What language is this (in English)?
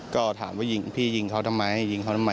Thai